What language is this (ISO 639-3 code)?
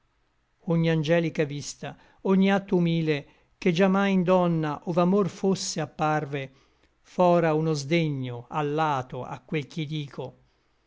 ita